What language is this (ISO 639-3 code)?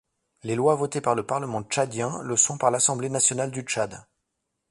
fra